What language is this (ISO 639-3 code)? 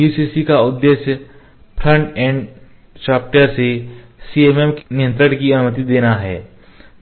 hin